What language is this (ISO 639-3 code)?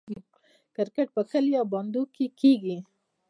pus